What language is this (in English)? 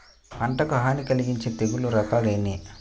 Telugu